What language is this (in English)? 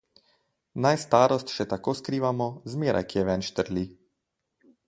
Slovenian